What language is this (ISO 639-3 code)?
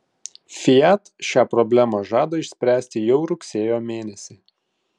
lit